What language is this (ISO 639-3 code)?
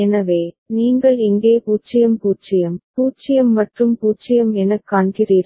tam